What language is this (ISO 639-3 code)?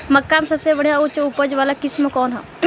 bho